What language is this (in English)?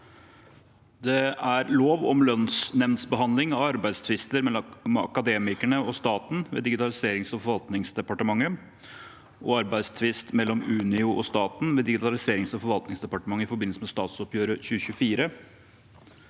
Norwegian